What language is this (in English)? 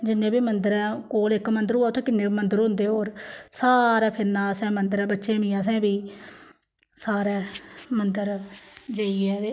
Dogri